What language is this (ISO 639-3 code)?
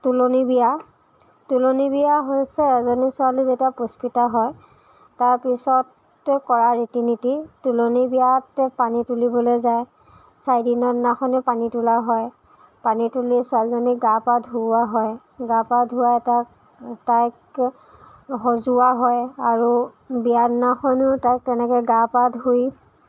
asm